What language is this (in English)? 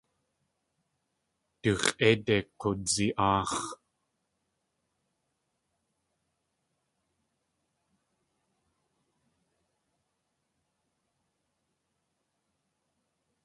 Tlingit